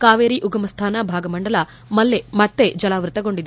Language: Kannada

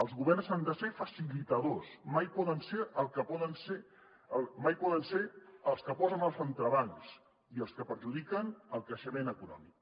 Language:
Catalan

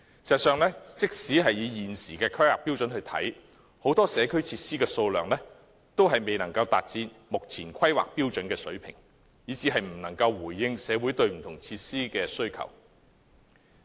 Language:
Cantonese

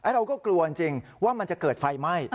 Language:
Thai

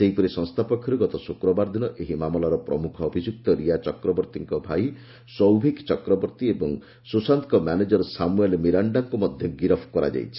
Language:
Odia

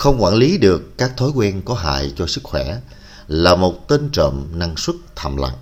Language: Vietnamese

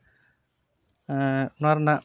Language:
Santali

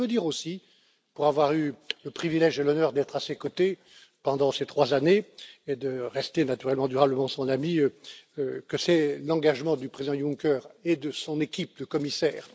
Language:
French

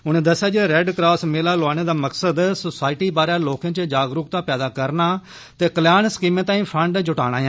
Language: Dogri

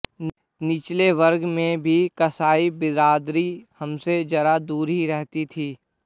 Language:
Hindi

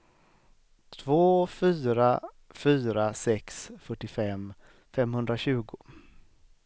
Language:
Swedish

